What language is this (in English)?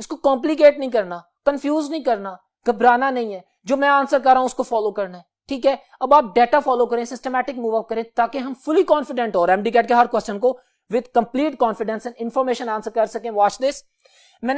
Hindi